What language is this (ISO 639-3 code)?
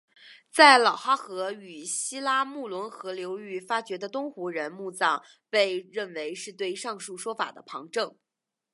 zho